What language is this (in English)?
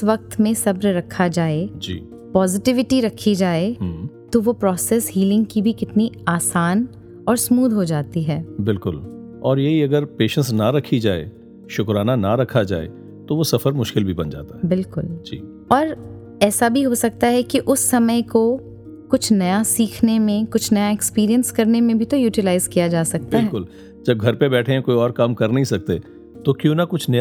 Hindi